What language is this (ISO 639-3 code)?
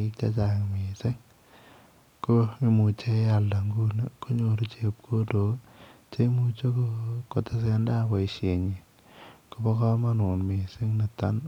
kln